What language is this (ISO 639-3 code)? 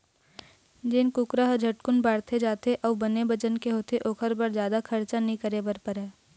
hne